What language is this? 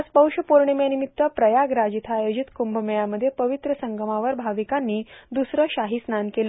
Marathi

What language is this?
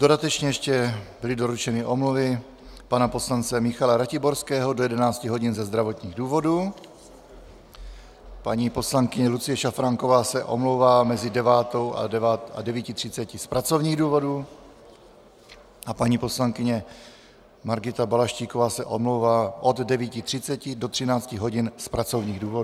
Czech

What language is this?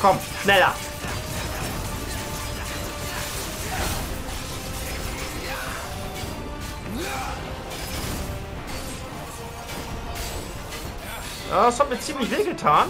German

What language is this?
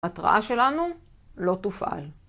Hebrew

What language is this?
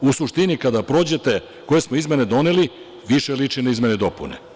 Serbian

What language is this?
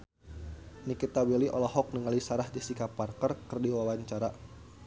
Sundanese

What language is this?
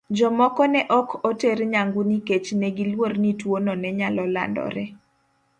Luo (Kenya and Tanzania)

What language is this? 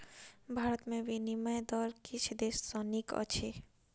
Maithili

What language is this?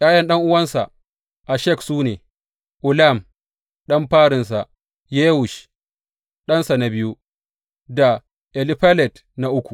Hausa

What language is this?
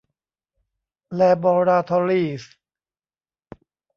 Thai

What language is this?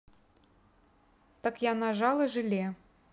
Russian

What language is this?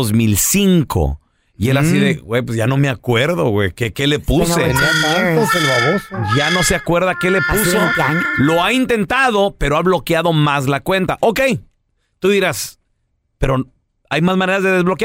Spanish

